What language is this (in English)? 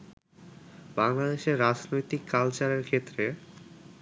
Bangla